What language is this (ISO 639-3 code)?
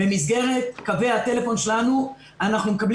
heb